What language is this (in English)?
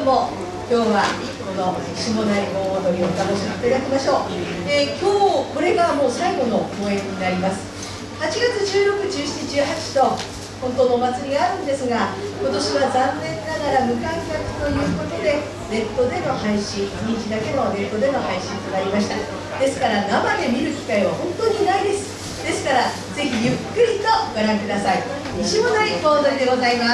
Japanese